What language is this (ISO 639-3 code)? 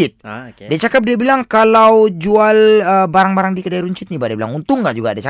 msa